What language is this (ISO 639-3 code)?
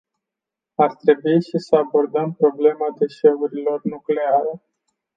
ron